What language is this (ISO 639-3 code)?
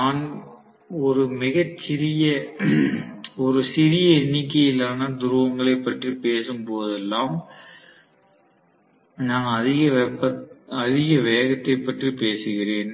tam